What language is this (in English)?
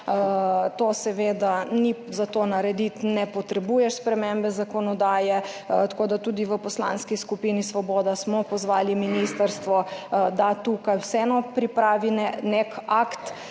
Slovenian